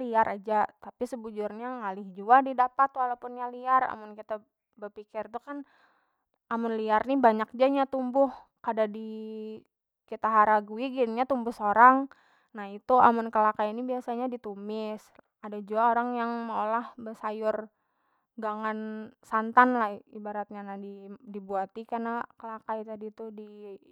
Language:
Banjar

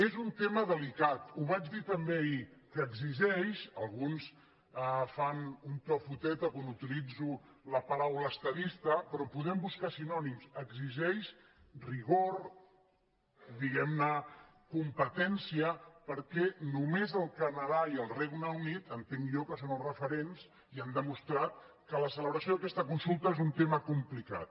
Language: Catalan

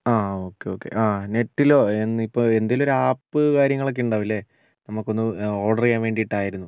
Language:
Malayalam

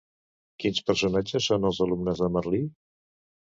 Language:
Catalan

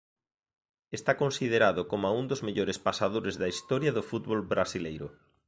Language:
Galician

